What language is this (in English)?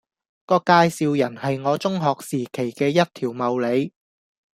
Cantonese